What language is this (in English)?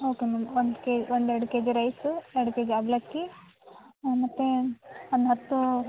Kannada